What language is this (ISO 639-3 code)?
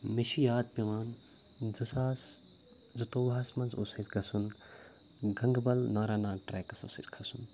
kas